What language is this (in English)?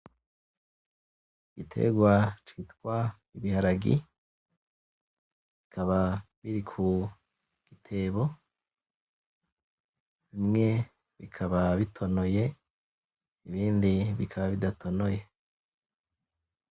Rundi